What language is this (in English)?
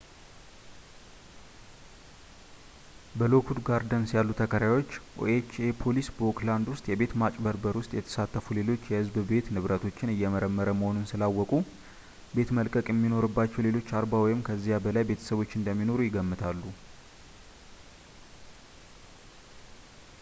Amharic